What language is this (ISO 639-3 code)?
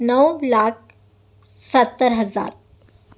urd